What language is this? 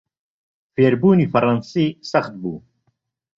Central Kurdish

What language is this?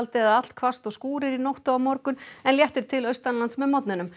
Icelandic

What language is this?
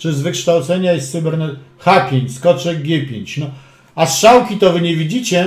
Polish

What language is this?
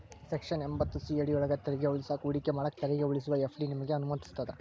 Kannada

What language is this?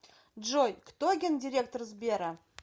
Russian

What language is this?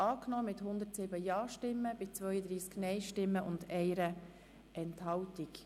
Swiss German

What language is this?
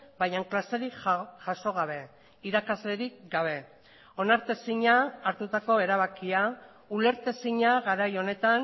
Basque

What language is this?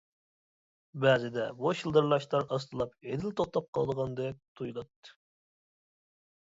Uyghur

